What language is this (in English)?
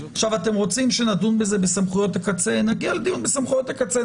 Hebrew